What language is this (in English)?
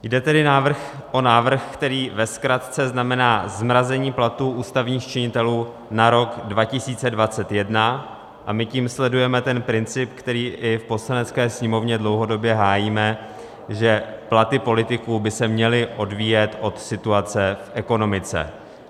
Czech